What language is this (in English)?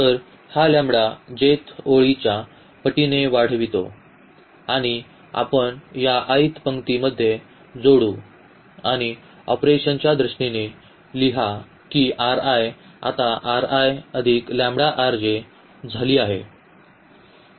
Marathi